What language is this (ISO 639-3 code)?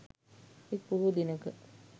sin